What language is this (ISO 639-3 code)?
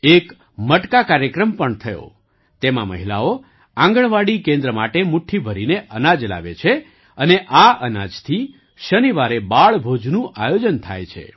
guj